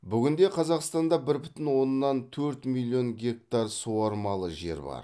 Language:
Kazakh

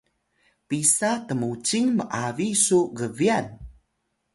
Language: Atayal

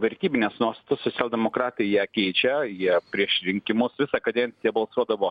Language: Lithuanian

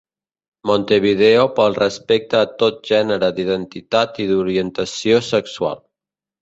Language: Catalan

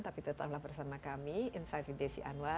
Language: Indonesian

